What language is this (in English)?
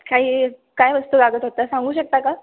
Marathi